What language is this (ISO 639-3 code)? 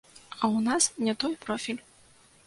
bel